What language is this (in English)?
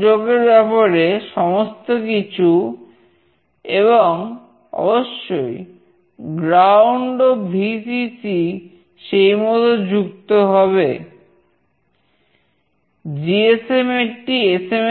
Bangla